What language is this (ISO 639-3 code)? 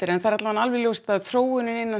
isl